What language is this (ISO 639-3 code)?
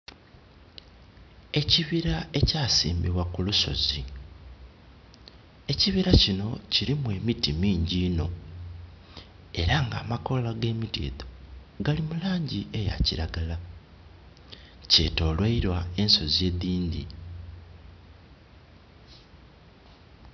xog